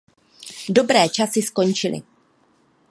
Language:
Czech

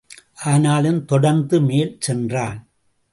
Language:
Tamil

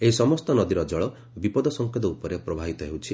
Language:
Odia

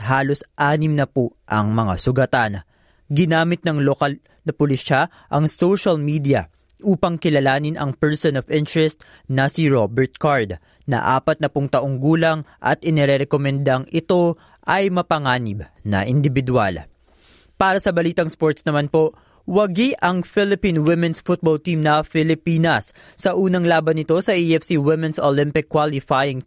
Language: Filipino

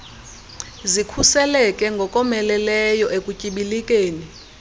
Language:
Xhosa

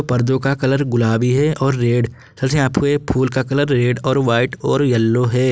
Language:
Hindi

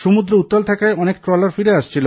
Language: Bangla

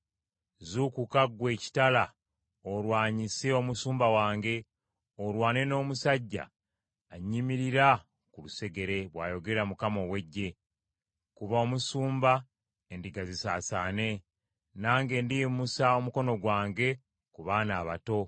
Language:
Ganda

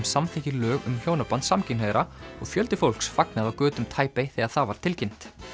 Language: Icelandic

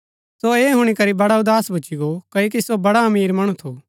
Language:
Gaddi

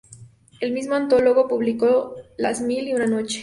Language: Spanish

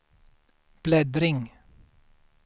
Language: Swedish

